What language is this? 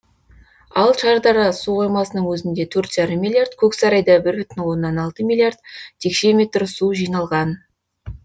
Kazakh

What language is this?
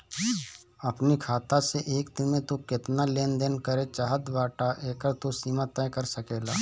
Bhojpuri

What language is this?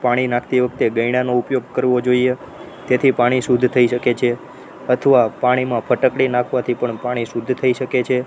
Gujarati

